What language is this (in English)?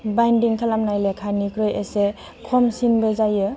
Bodo